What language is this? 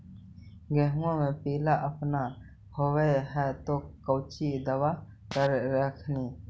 Magahi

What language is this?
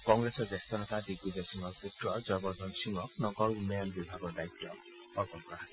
Assamese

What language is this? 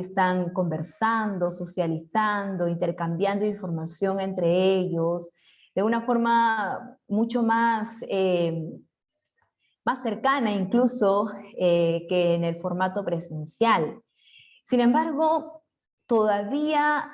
Spanish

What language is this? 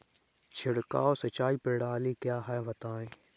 Hindi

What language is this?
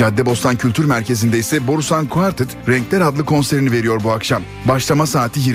Turkish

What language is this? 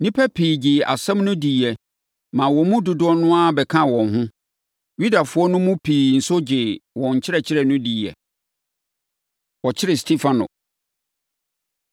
Akan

